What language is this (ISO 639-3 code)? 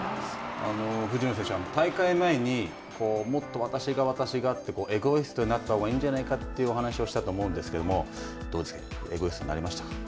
jpn